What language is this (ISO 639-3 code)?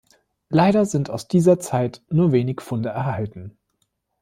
deu